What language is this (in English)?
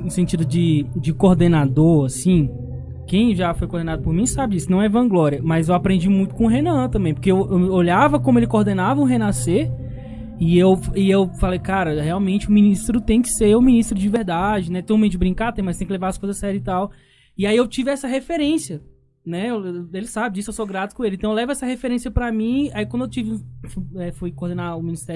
Portuguese